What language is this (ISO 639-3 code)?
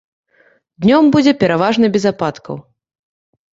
bel